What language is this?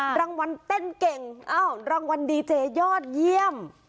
Thai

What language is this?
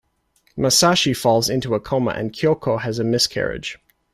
English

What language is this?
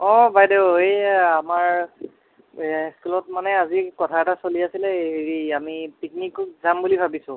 Assamese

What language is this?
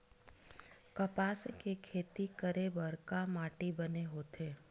Chhattisgarhi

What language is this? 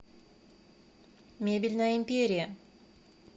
Russian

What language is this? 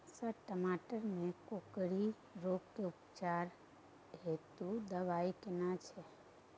Maithili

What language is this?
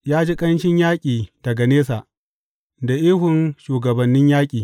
Hausa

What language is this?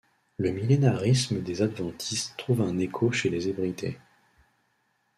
French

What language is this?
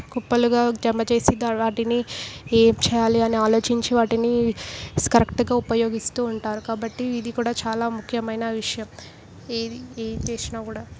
Telugu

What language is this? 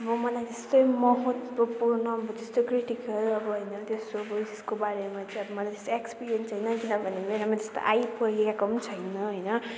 Nepali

